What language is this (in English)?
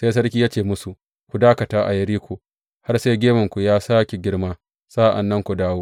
Hausa